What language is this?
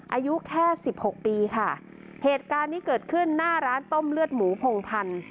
Thai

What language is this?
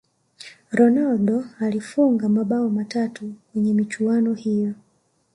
Swahili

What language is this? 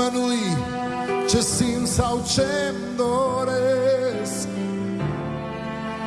Romanian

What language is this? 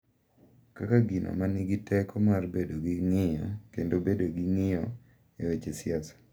Luo (Kenya and Tanzania)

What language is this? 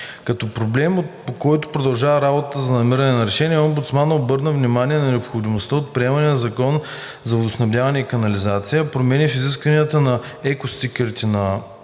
Bulgarian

